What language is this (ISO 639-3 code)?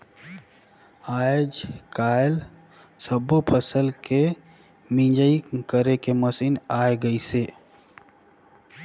hne